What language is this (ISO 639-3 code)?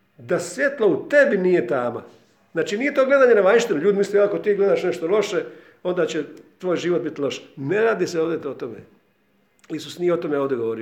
hrv